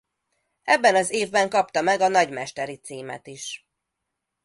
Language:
Hungarian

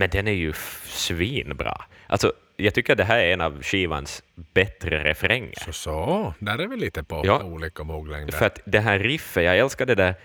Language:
Swedish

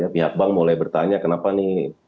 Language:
Indonesian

